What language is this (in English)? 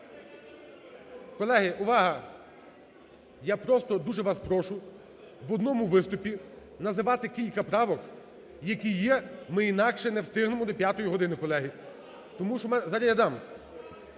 Ukrainian